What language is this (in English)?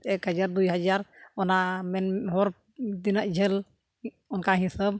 Santali